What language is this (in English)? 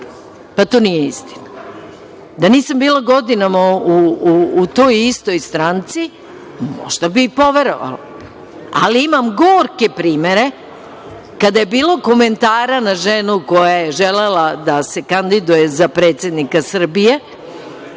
Serbian